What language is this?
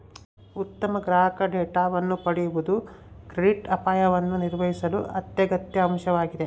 Kannada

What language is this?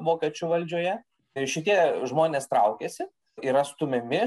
Lithuanian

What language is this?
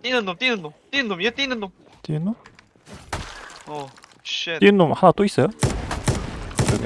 Korean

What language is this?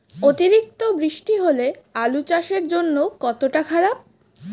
Bangla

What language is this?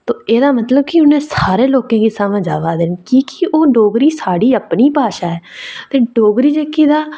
Dogri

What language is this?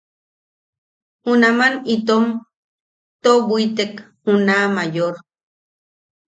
Yaqui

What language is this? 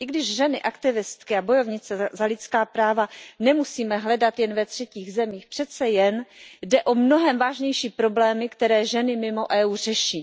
Czech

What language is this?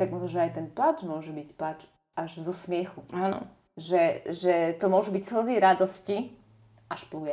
Slovak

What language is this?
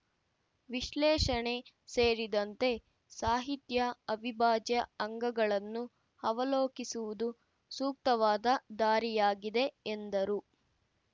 Kannada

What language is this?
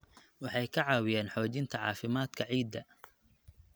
Somali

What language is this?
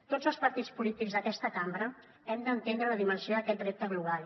Catalan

